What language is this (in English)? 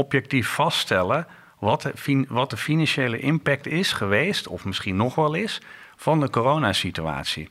Dutch